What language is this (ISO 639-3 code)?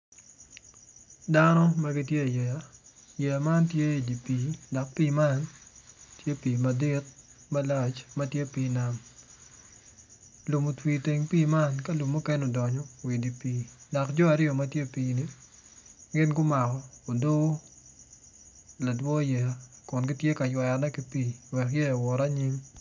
ach